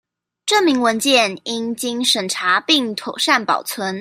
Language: Chinese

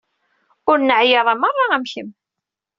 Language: Kabyle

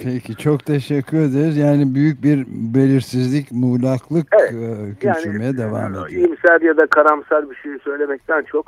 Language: Turkish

